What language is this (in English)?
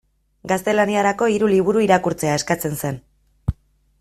Basque